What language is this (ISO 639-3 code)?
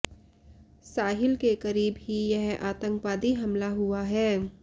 hin